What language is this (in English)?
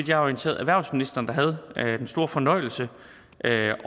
Danish